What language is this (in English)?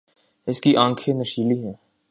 Urdu